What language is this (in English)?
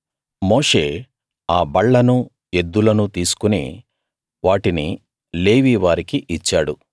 Telugu